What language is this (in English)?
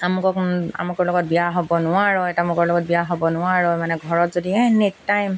Assamese